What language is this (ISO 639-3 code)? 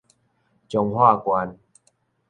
nan